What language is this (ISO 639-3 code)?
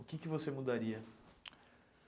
por